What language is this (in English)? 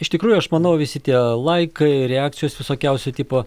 Lithuanian